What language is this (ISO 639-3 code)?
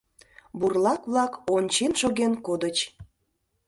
chm